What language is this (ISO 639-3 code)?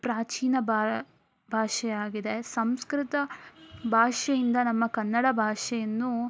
kan